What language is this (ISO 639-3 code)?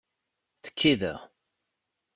kab